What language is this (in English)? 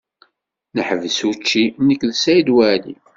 Kabyle